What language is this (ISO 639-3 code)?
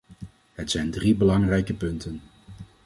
nld